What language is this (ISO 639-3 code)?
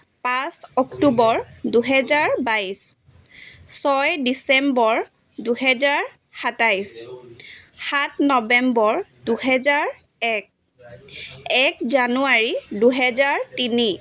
asm